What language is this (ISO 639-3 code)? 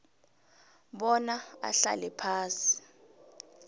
nbl